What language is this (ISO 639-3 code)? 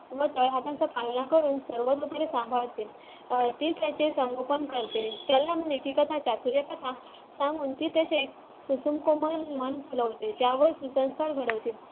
mar